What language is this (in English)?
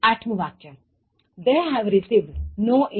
Gujarati